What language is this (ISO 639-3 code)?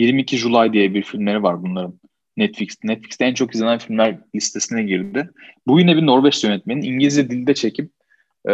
tur